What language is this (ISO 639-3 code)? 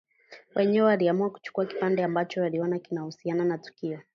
swa